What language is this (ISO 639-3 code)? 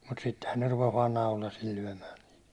fin